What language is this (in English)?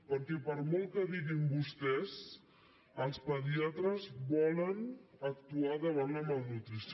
Catalan